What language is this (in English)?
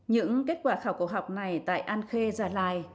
Vietnamese